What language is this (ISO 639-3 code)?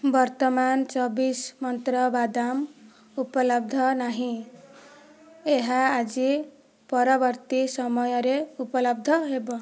ori